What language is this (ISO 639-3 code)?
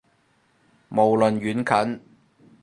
yue